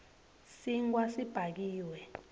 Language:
Swati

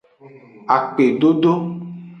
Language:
Aja (Benin)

